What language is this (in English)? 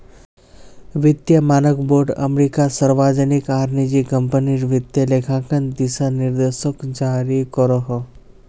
Magahi